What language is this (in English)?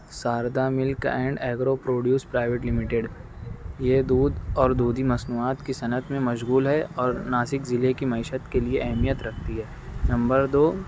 Urdu